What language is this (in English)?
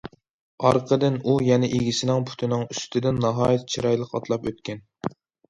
Uyghur